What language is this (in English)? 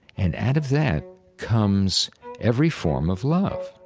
English